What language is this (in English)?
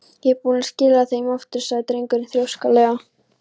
Icelandic